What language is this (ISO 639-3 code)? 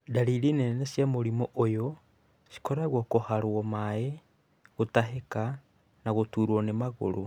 kik